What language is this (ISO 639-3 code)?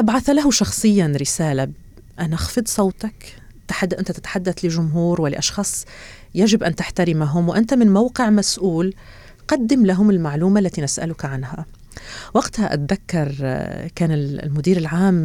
ara